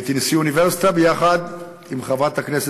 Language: Hebrew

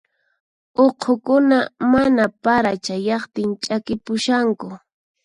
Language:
Puno Quechua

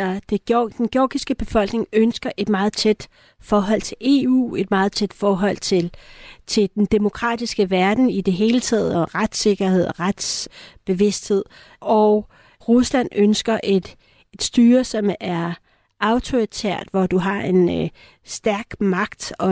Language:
Danish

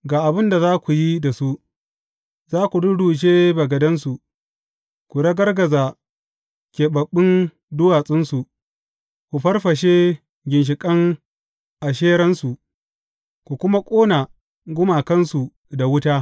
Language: Hausa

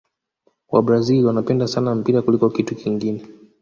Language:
Swahili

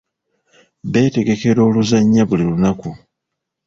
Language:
Ganda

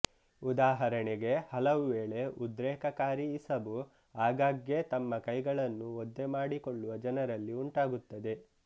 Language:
Kannada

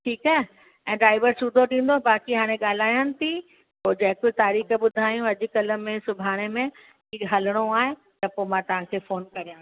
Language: Sindhi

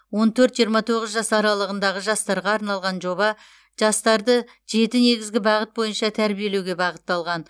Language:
Kazakh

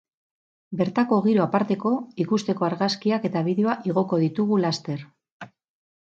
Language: Basque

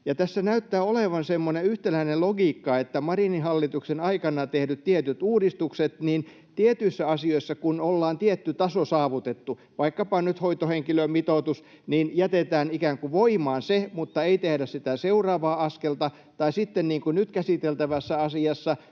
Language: Finnish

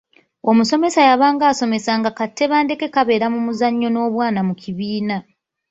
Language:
Ganda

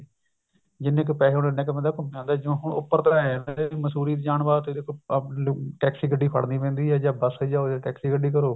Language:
Punjabi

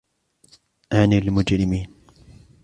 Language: Arabic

